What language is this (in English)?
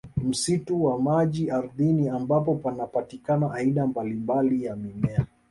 Swahili